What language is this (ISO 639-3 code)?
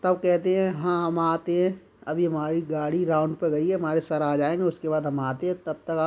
hin